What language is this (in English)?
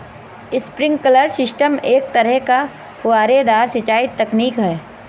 Hindi